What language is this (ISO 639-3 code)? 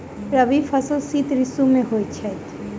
mai